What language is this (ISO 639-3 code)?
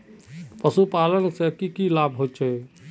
mag